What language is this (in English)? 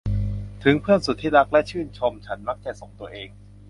Thai